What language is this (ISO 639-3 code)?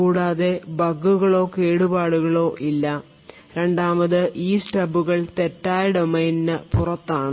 mal